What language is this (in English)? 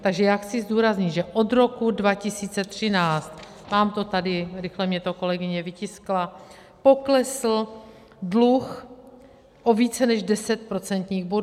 Czech